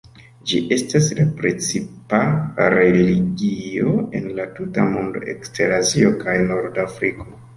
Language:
Esperanto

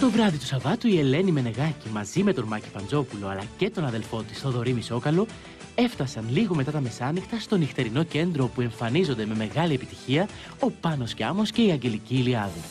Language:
Greek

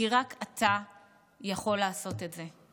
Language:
Hebrew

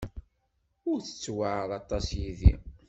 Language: Kabyle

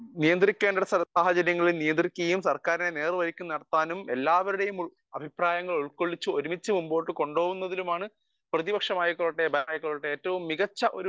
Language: Malayalam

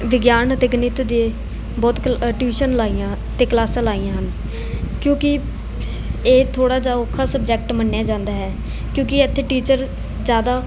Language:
Punjabi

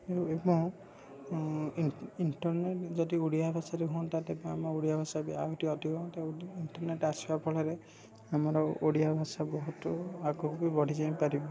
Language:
Odia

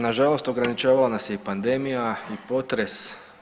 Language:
Croatian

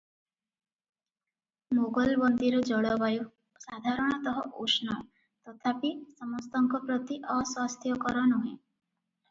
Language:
Odia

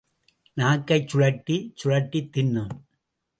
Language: Tamil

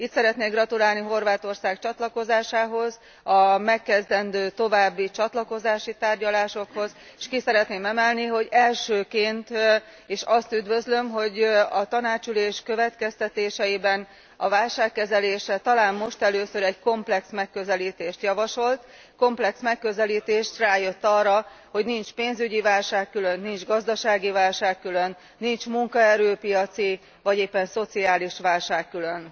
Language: Hungarian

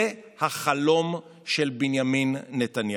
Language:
Hebrew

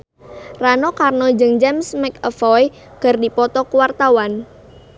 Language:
Sundanese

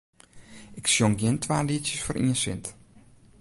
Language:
Western Frisian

